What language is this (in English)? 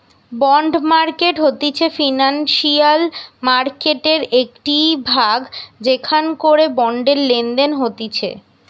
Bangla